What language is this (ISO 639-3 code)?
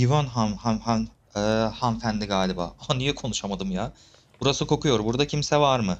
tur